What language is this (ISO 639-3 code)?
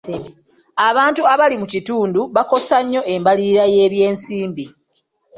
lug